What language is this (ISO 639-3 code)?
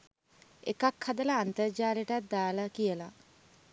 sin